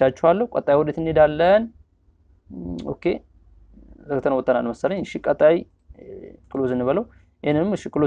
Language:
Arabic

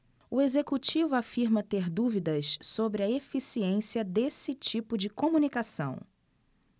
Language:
Portuguese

